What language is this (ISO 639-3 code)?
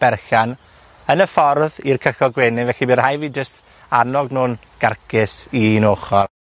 cym